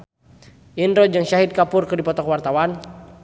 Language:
Sundanese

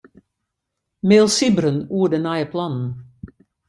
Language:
Western Frisian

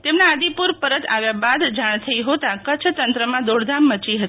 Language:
Gujarati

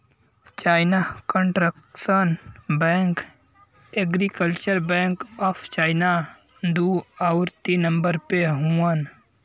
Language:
Bhojpuri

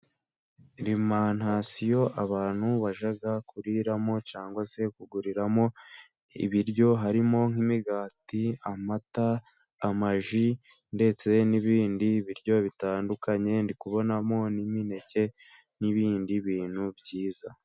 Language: Kinyarwanda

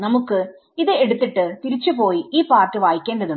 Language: Malayalam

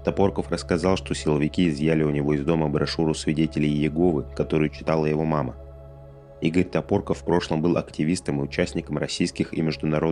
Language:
Russian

